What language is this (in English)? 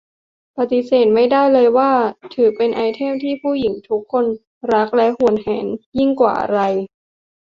Thai